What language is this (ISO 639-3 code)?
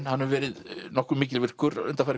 isl